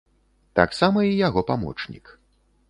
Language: Belarusian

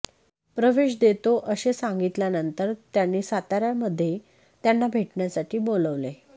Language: Marathi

